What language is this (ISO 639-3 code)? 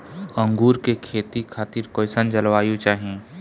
bho